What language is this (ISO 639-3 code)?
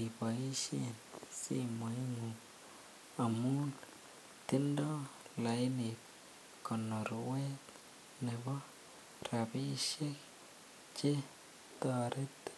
kln